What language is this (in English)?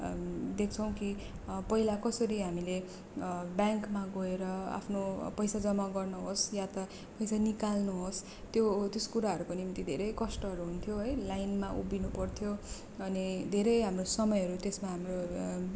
Nepali